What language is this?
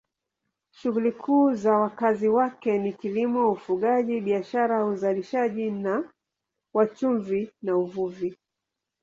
Swahili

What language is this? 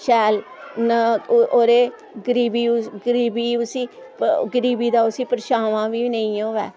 Dogri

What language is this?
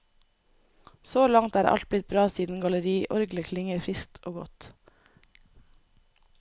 Norwegian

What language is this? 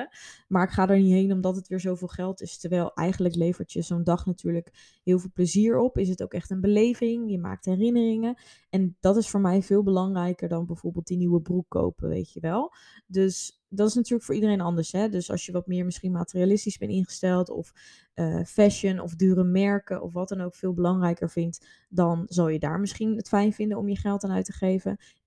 Dutch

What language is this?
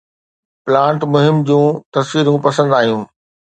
Sindhi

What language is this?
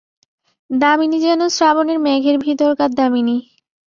Bangla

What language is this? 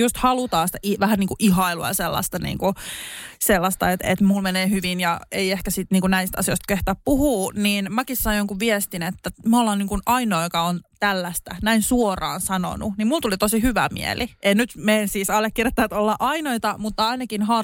Finnish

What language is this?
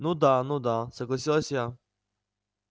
Russian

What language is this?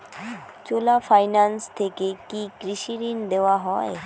Bangla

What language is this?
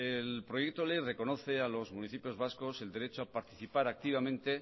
Spanish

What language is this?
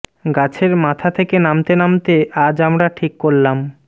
Bangla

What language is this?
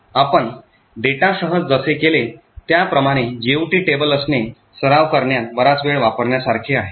Marathi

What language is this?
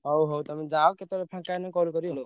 Odia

